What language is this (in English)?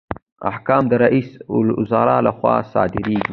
Pashto